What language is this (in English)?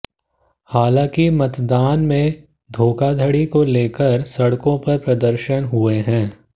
Hindi